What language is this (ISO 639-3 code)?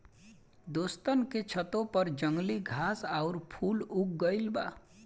bho